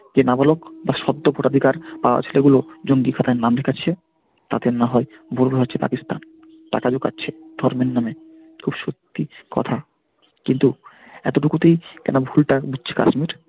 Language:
Bangla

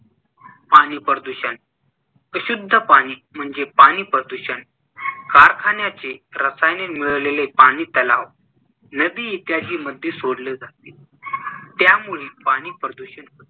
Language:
Marathi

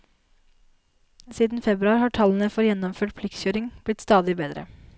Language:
Norwegian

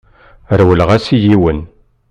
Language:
Kabyle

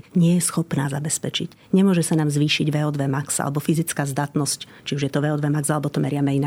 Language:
Slovak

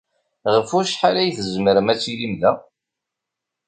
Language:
Kabyle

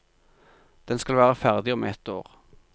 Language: Norwegian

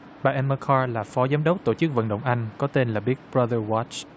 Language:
Vietnamese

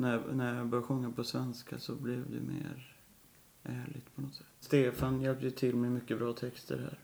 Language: Swedish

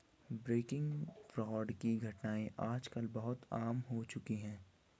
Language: Hindi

